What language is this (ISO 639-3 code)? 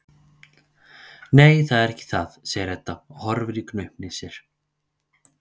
isl